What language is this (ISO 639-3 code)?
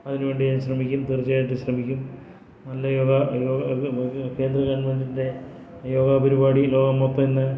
mal